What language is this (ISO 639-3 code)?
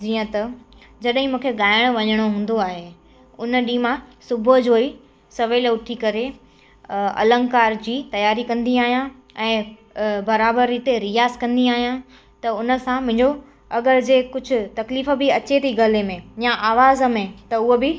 snd